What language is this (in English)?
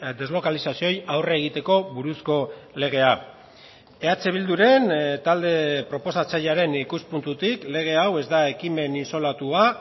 Basque